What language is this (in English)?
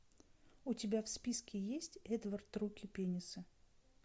Russian